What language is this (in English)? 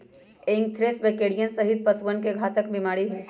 Magahi